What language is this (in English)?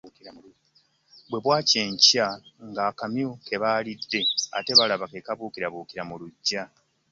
Ganda